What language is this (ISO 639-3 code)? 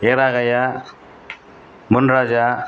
tel